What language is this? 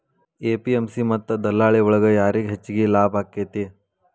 Kannada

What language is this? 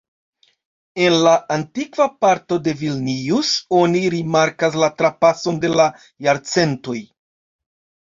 Esperanto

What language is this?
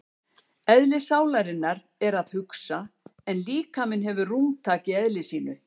Icelandic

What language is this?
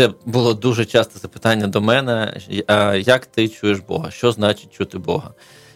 Ukrainian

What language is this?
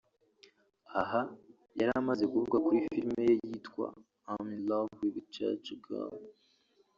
Kinyarwanda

